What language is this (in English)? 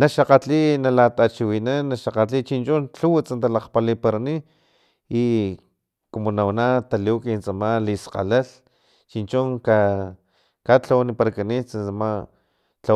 Filomena Mata-Coahuitlán Totonac